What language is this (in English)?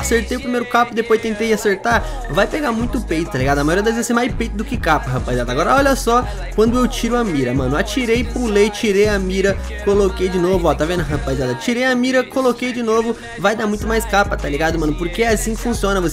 Portuguese